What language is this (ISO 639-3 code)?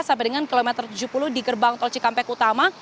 ind